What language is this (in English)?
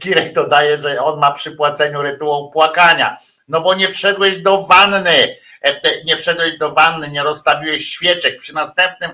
Polish